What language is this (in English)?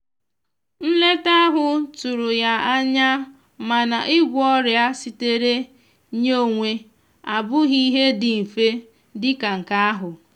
Igbo